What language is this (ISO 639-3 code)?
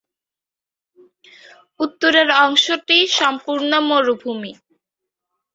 ben